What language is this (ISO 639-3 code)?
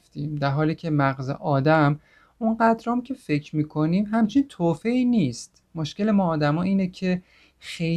fas